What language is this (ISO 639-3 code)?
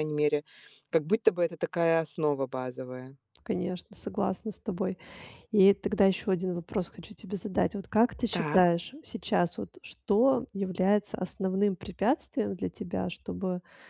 rus